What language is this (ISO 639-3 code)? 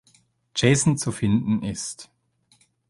deu